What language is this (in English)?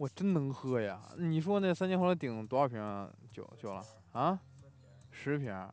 Chinese